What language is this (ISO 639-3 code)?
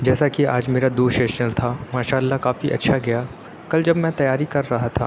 urd